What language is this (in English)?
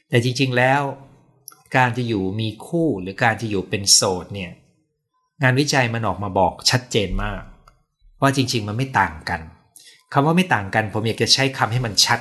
Thai